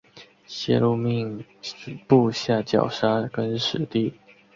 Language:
Chinese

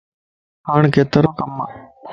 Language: Lasi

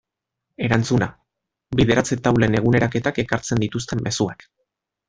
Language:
Basque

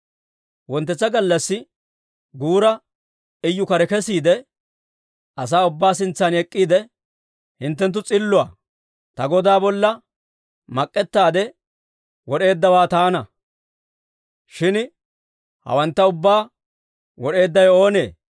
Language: Dawro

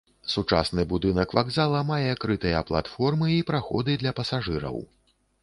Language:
Belarusian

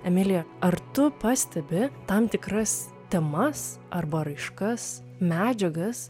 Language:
Lithuanian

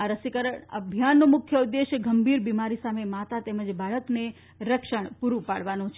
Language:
Gujarati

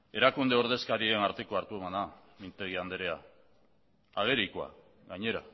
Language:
Basque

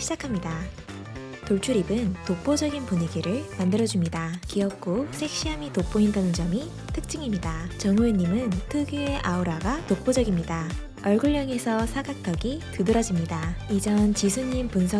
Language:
Korean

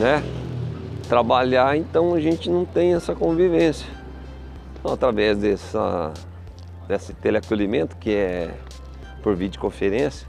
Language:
Portuguese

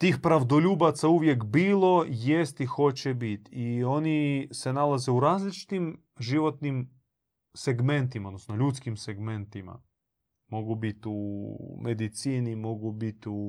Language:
Croatian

